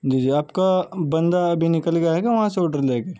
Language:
Urdu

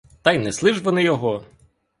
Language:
Ukrainian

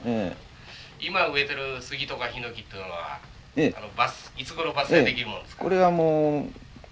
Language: Japanese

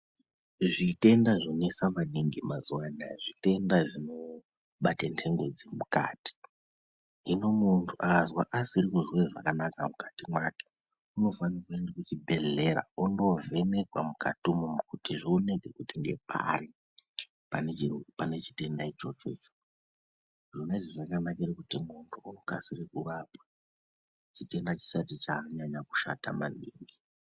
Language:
Ndau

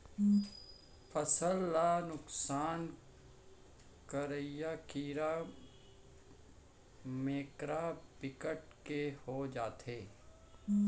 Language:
Chhattisgarhi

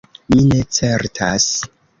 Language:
Esperanto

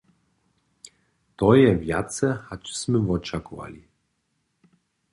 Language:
Upper Sorbian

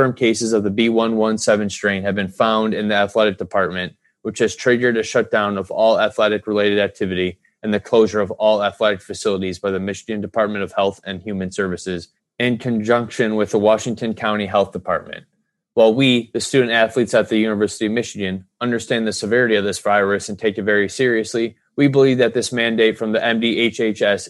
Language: English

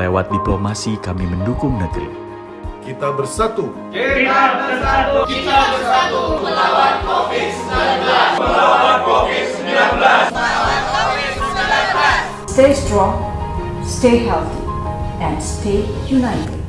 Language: Indonesian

